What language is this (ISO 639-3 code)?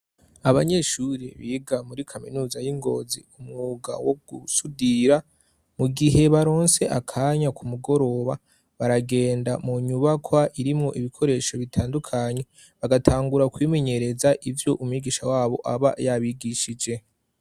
run